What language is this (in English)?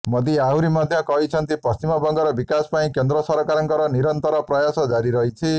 Odia